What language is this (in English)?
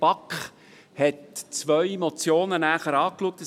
Swiss German